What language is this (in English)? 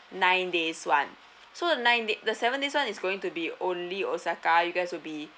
English